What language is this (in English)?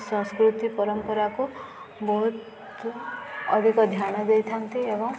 Odia